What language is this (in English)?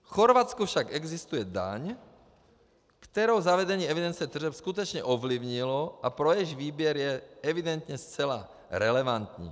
Czech